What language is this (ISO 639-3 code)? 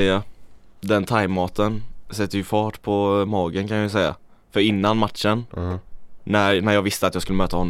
swe